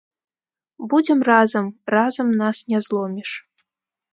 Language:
Belarusian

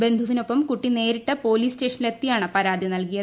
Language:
Malayalam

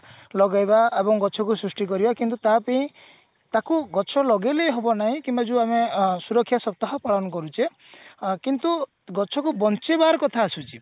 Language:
Odia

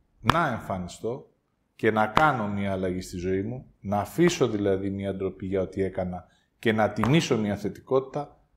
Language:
Greek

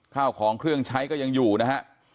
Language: Thai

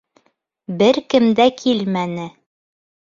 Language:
Bashkir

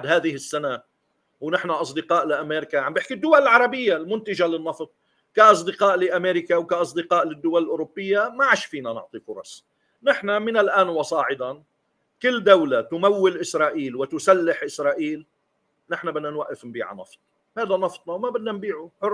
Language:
Arabic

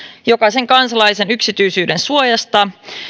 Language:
Finnish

